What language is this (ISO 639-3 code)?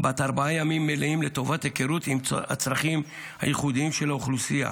heb